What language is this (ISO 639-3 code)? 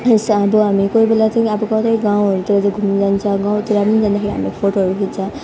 nep